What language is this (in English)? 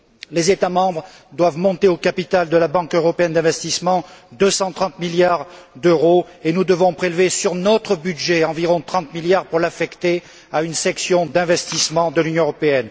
French